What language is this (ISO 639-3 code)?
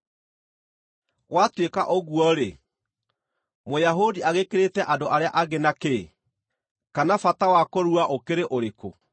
kik